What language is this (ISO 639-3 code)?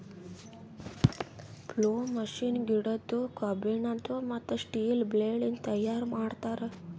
kan